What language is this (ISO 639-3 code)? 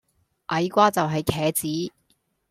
yue